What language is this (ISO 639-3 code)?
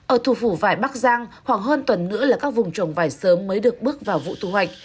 vie